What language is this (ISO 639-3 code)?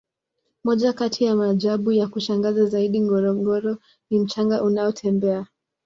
swa